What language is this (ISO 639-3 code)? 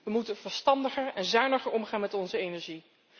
nld